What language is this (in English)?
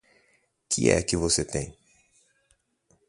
Portuguese